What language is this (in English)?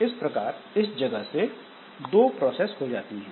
Hindi